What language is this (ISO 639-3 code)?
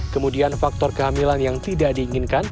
ind